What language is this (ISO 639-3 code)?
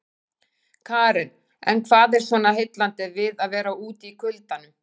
isl